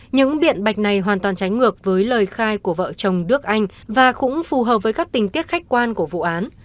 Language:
Vietnamese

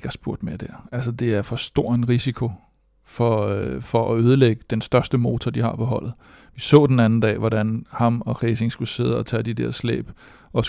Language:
Danish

